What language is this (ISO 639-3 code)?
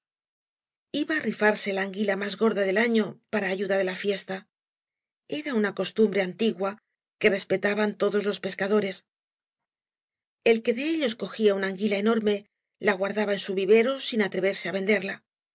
spa